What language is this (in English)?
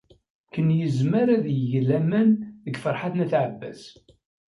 Kabyle